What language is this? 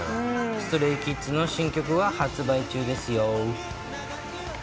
Japanese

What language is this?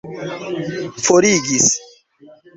Esperanto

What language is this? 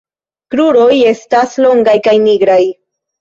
Esperanto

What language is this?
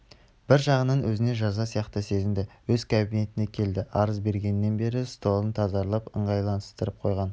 Kazakh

